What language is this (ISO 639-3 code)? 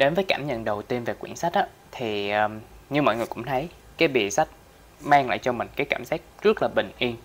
vie